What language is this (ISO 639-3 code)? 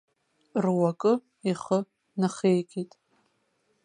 abk